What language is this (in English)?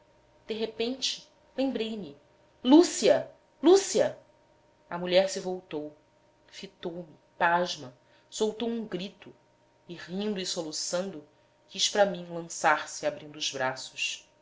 Portuguese